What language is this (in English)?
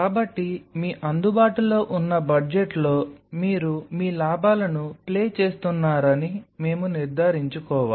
Telugu